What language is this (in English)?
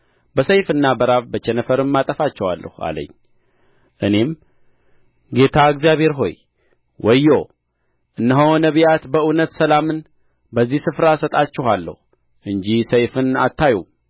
Amharic